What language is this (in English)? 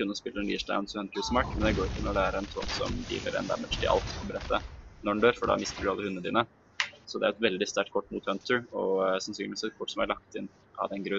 Norwegian